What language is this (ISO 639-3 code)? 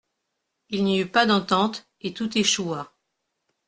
fra